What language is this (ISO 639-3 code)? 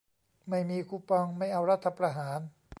tha